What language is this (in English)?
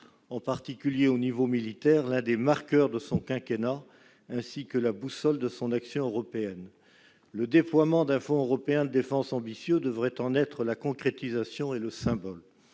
French